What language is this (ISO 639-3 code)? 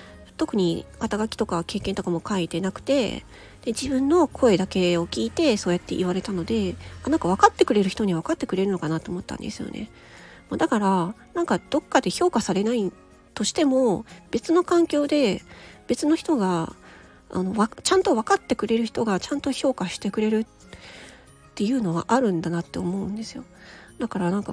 jpn